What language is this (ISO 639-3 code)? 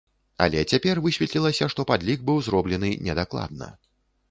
bel